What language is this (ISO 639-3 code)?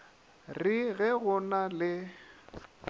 nso